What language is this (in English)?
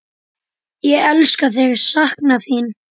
Icelandic